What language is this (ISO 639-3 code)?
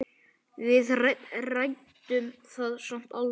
isl